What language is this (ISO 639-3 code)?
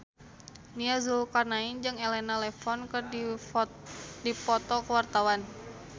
sun